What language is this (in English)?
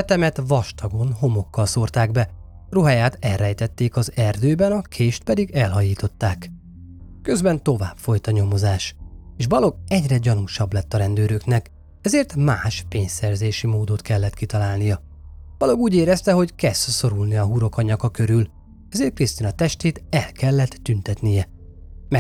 Hungarian